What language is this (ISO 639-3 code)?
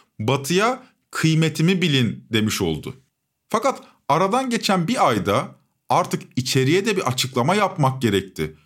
tur